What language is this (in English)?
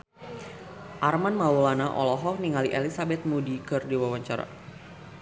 Sundanese